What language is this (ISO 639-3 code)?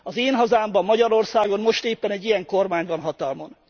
hun